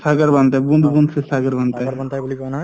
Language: Assamese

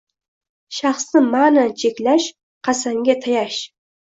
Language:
Uzbek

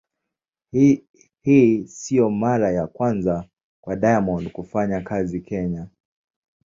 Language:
Swahili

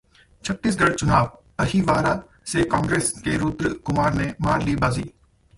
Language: Hindi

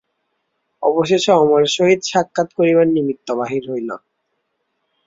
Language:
Bangla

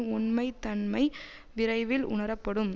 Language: Tamil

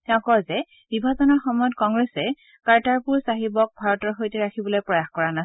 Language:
Assamese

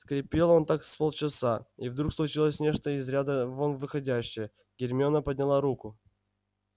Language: Russian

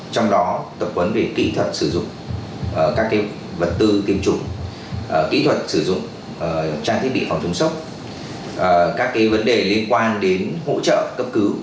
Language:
Vietnamese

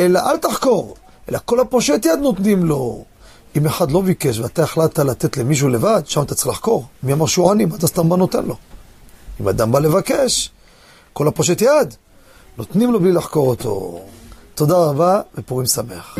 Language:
Hebrew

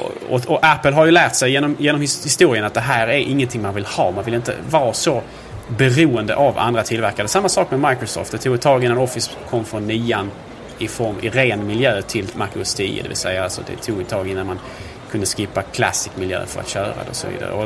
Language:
Swedish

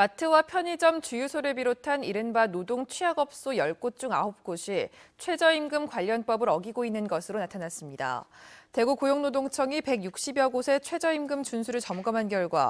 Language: Korean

